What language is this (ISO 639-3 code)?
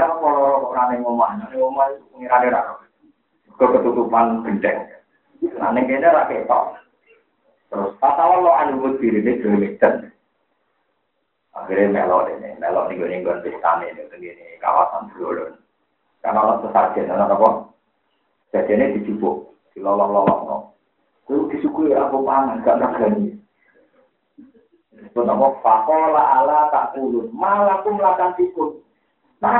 ind